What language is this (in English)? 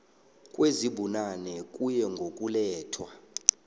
South Ndebele